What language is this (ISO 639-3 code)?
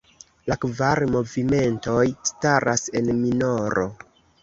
epo